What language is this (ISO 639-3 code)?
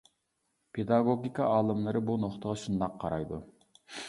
uig